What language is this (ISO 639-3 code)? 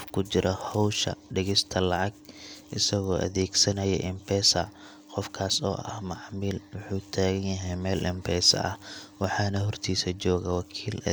som